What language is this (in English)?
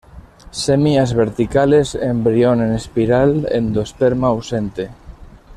Spanish